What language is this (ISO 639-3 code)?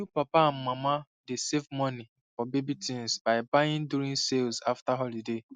pcm